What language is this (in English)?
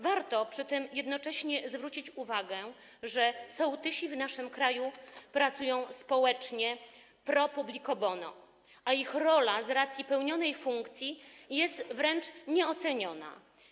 Polish